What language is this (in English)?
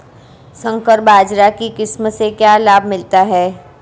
Hindi